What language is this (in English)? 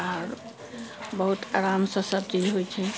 Maithili